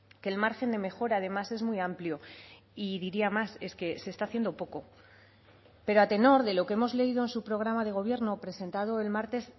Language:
Spanish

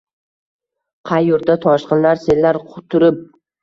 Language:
Uzbek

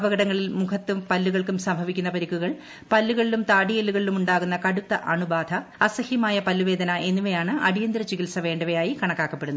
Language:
Malayalam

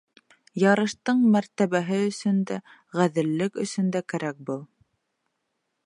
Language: Bashkir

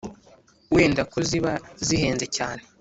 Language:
Kinyarwanda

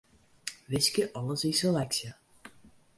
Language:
Western Frisian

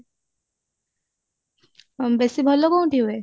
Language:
Odia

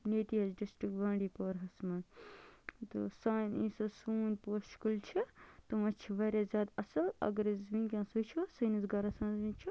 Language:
Kashmiri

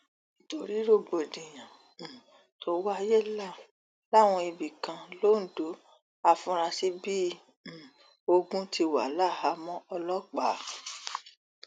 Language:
Yoruba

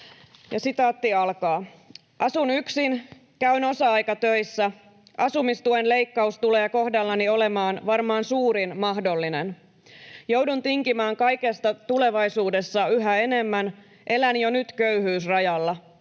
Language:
Finnish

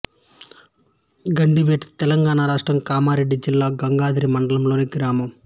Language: Telugu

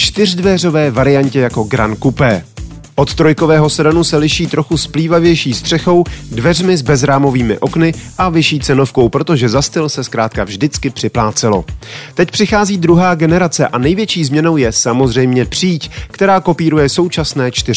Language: Czech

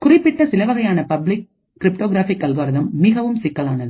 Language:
Tamil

